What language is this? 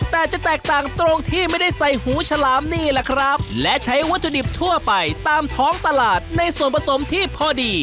Thai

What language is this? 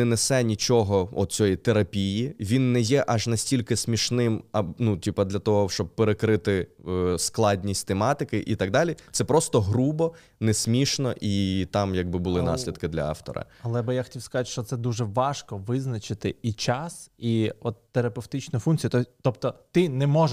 Ukrainian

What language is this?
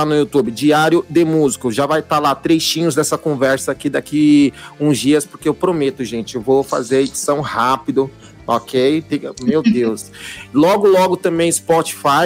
Portuguese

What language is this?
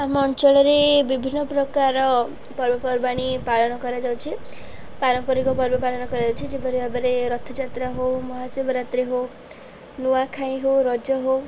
Odia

